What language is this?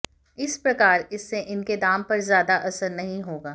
Hindi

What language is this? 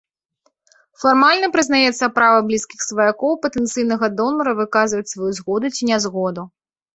Belarusian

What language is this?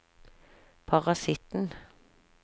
Norwegian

